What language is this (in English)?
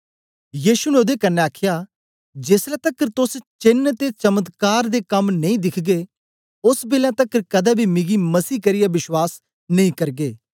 Dogri